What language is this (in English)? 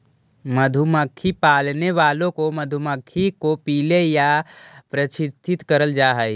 Magahi